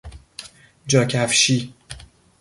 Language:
Persian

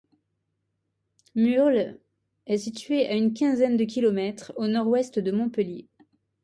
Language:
French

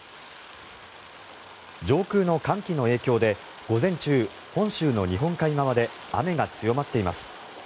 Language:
Japanese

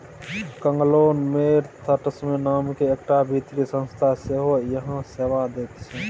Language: Maithili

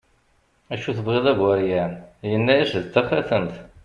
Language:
Kabyle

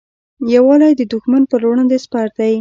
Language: Pashto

